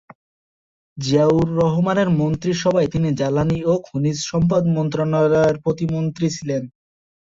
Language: Bangla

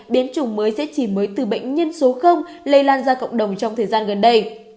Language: Vietnamese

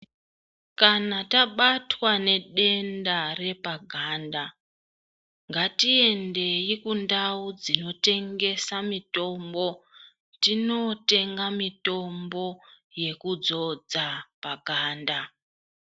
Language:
Ndau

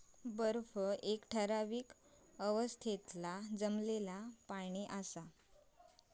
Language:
Marathi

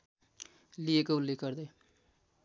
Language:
Nepali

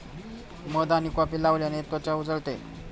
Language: Marathi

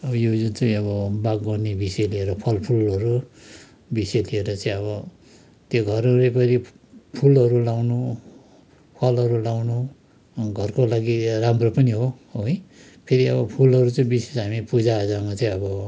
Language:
Nepali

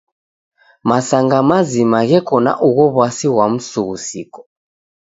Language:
Taita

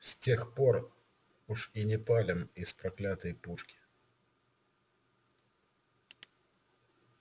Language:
Russian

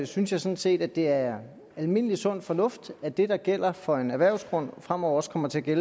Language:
Danish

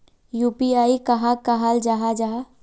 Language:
Magahi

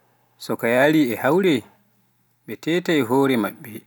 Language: Pular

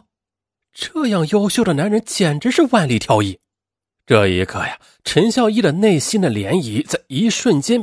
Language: Chinese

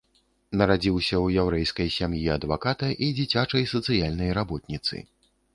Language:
Belarusian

